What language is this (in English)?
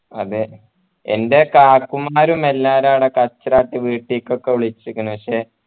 Malayalam